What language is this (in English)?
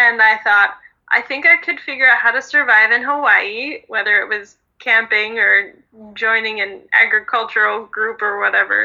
English